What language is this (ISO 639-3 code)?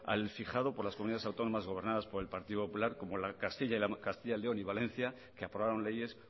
spa